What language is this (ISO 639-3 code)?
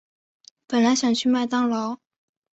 zho